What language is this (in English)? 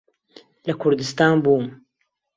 Central Kurdish